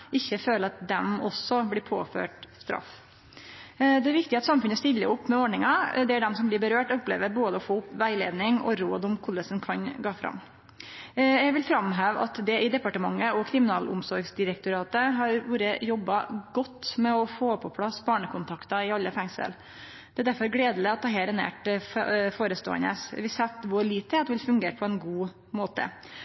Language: Norwegian Nynorsk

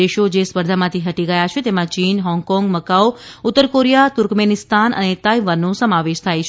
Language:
Gujarati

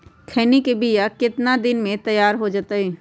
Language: Magahi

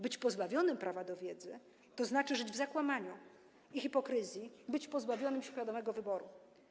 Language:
Polish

